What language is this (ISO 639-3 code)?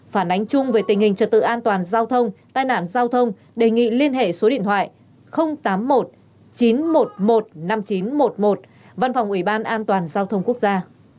vie